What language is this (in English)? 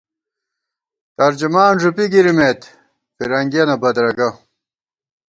Gawar-Bati